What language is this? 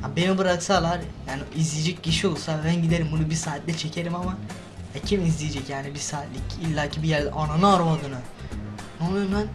Turkish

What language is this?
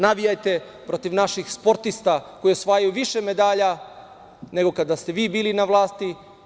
Serbian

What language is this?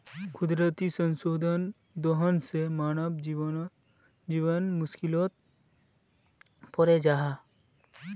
Magahi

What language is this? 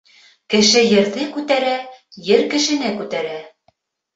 Bashkir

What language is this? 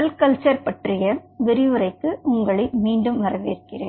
Tamil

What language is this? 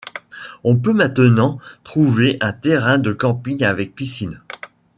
French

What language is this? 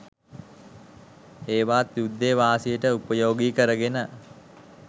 Sinhala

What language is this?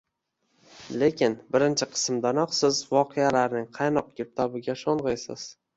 Uzbek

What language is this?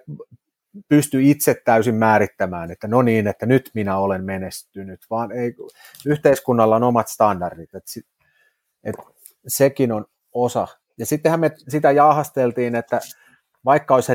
Finnish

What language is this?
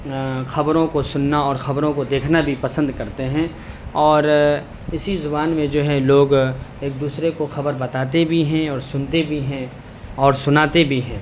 Urdu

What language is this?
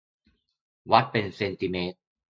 Thai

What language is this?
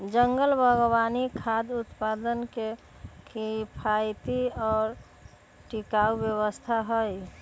Magahi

